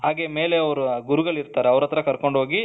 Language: Kannada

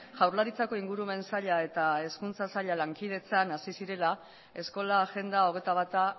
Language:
Basque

